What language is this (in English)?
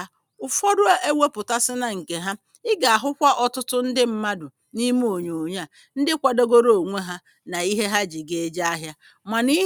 Igbo